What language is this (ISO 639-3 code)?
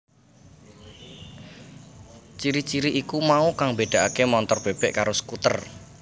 jav